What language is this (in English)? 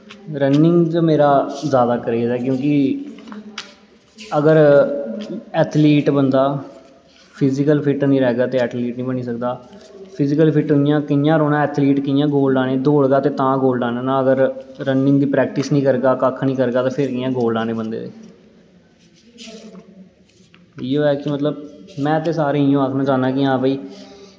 Dogri